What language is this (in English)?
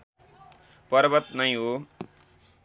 Nepali